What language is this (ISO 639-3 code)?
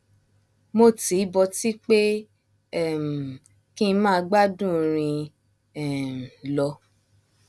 yor